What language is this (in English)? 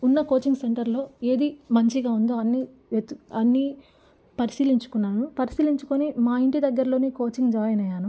Telugu